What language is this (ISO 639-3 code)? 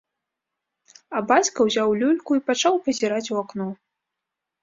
bel